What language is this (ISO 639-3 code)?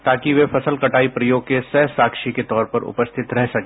hin